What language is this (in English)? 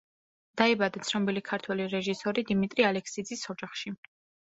Georgian